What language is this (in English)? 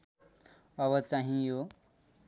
Nepali